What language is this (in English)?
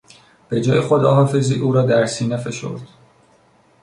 Persian